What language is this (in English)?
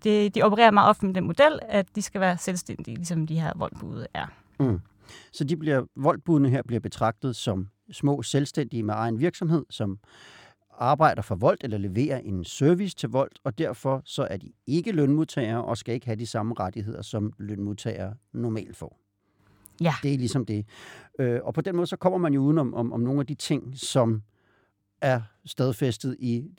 Danish